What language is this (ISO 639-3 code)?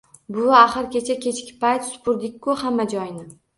uzb